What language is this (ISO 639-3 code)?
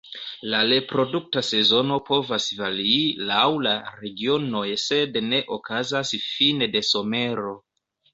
epo